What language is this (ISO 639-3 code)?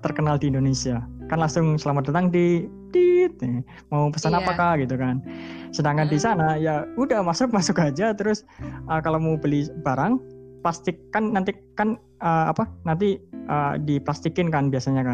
ind